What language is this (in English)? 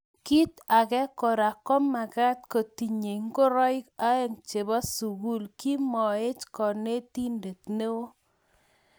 Kalenjin